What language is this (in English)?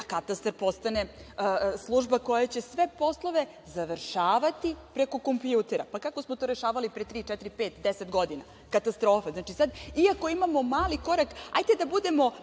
Serbian